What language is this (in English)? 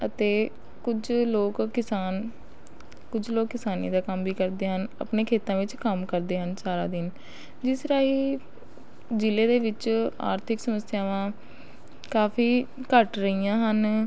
Punjabi